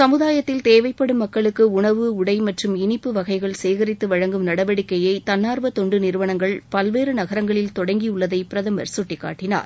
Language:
Tamil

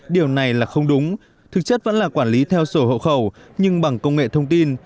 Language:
Vietnamese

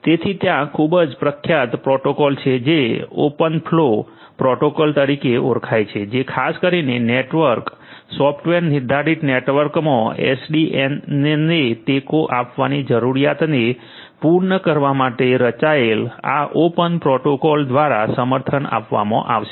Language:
Gujarati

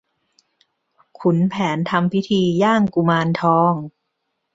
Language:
Thai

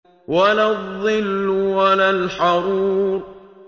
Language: Arabic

